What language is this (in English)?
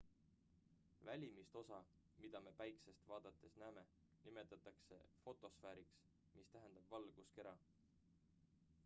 Estonian